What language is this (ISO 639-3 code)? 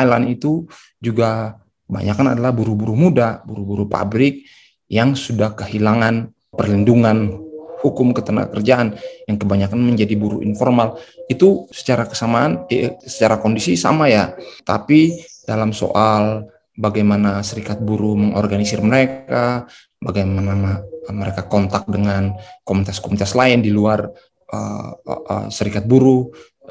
ind